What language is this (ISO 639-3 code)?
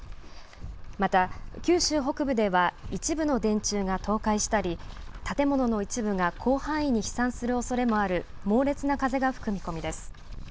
jpn